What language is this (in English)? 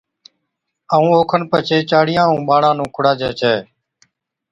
Od